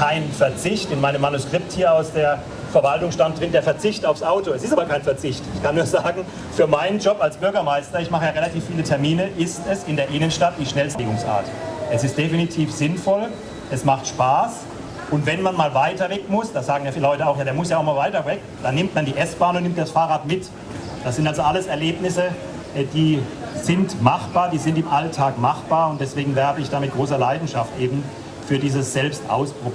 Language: German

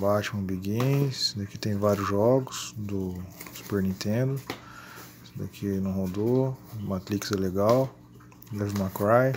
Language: Portuguese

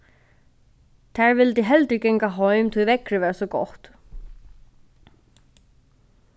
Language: Faroese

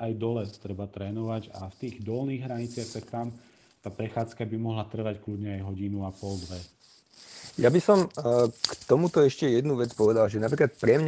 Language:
Slovak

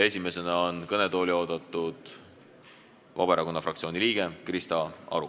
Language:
Estonian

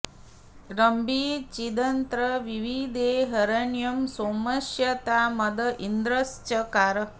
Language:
Sanskrit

